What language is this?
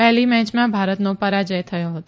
Gujarati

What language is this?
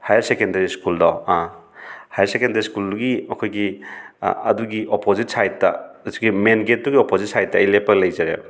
Manipuri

